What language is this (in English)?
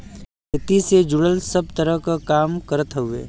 Bhojpuri